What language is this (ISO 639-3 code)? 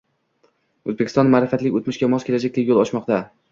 uzb